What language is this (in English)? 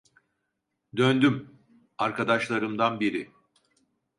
Turkish